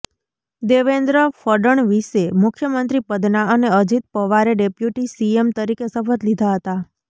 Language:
Gujarati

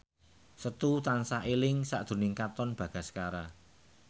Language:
Javanese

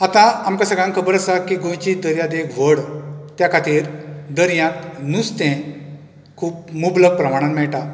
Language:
Konkani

